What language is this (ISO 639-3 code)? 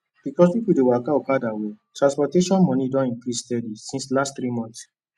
pcm